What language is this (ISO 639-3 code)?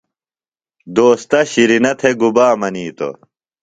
phl